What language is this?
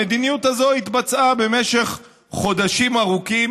Hebrew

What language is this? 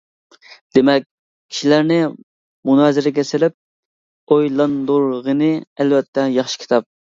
Uyghur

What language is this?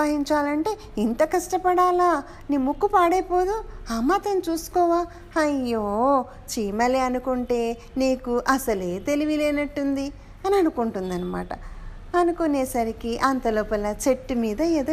Telugu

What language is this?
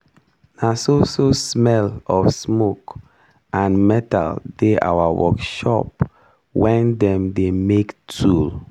Nigerian Pidgin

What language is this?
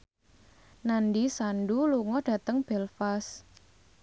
Javanese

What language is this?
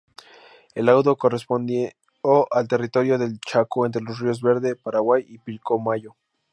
Spanish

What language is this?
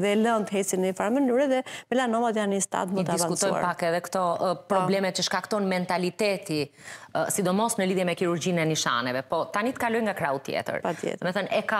Romanian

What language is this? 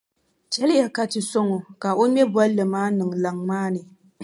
Dagbani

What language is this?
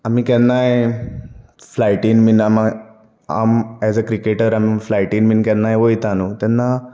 Konkani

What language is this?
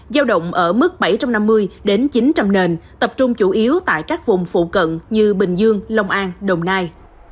Vietnamese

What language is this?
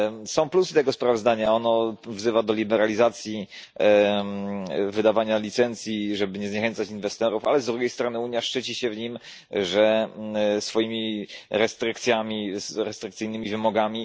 Polish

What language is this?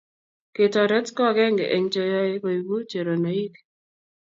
Kalenjin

